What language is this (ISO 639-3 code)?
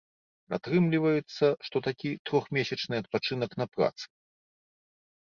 bel